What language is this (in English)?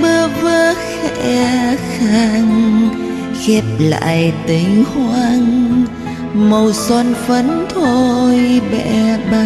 Vietnamese